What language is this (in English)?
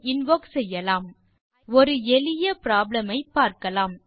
Tamil